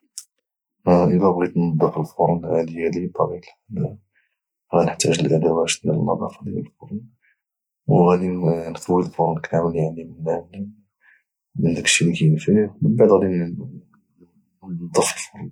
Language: Moroccan Arabic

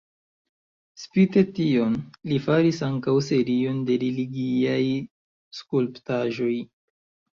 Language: Esperanto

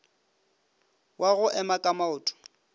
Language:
Northern Sotho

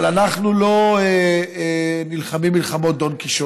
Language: Hebrew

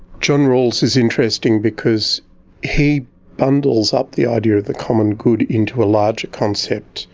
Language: English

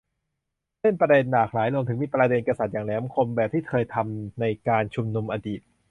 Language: Thai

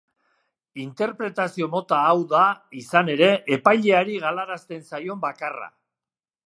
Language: Basque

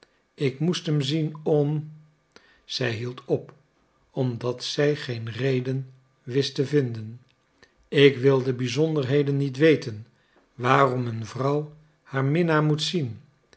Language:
Dutch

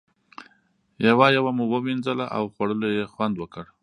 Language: Pashto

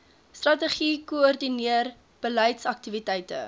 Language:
Afrikaans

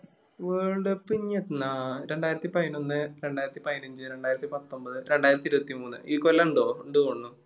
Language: Malayalam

